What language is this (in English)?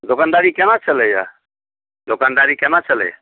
Maithili